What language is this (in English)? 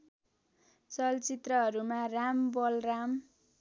Nepali